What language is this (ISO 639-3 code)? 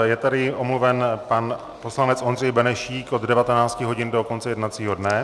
ces